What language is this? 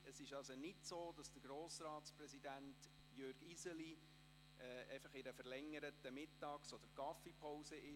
Swiss German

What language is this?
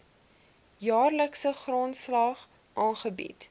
Afrikaans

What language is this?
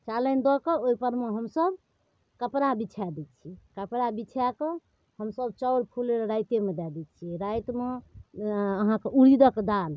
Maithili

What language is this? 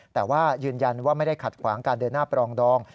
Thai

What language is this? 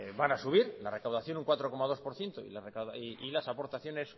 Spanish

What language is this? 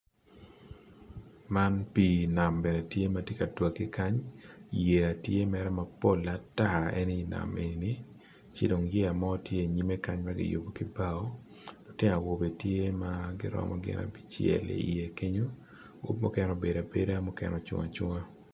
Acoli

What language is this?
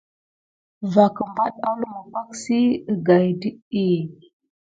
Gidar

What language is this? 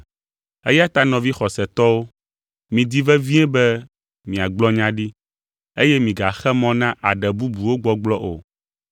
Ewe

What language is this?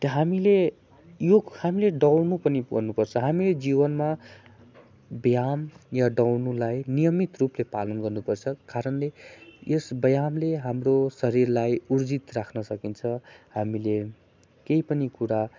Nepali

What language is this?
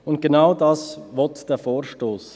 Swiss German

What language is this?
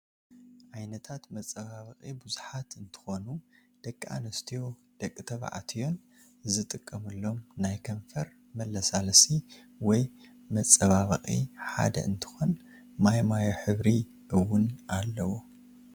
Tigrinya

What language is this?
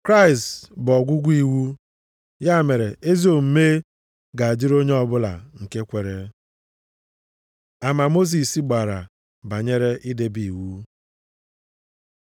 Igbo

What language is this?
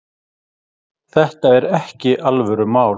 Icelandic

